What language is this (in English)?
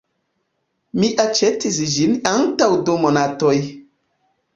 Esperanto